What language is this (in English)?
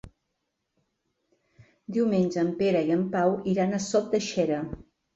Catalan